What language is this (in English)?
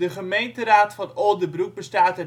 Dutch